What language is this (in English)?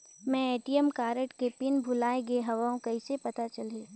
Chhattisgarhi